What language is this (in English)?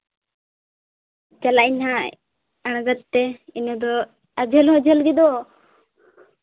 Santali